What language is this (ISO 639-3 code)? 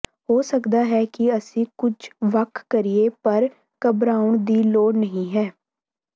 pan